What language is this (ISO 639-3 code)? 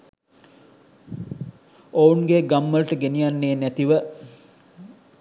sin